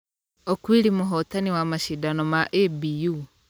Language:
Kikuyu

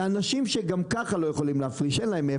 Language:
Hebrew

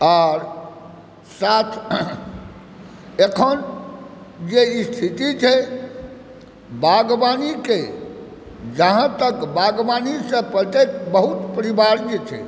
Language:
Maithili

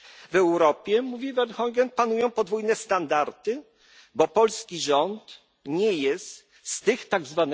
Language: Polish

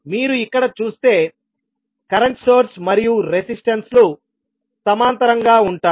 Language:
Telugu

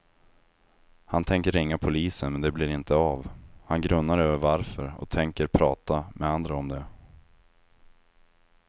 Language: Swedish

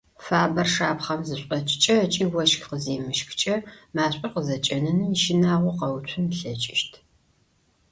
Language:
Adyghe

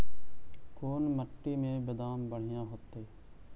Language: Magahi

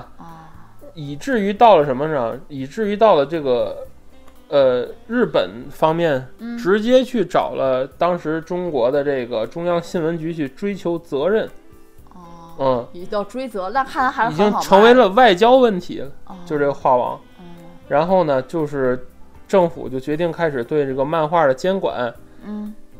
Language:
Chinese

